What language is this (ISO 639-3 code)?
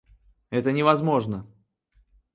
rus